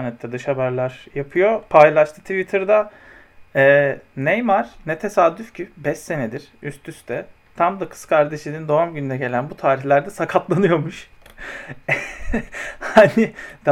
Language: Turkish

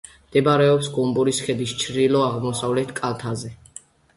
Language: Georgian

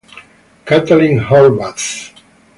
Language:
Italian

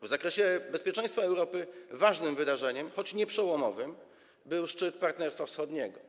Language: Polish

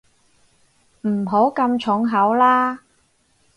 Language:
Cantonese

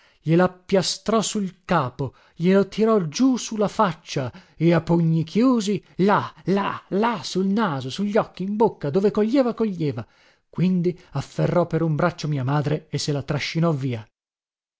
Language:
Italian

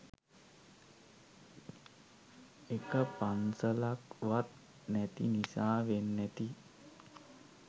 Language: Sinhala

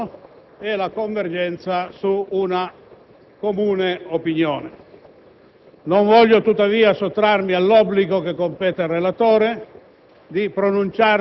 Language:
Italian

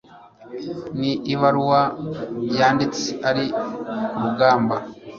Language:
Kinyarwanda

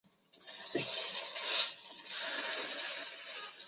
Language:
Chinese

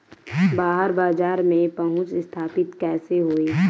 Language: Bhojpuri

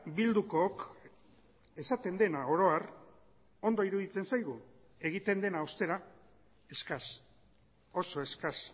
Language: Basque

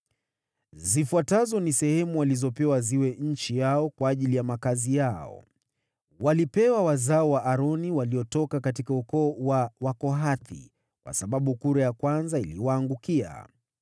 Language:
Swahili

